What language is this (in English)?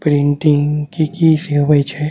Maithili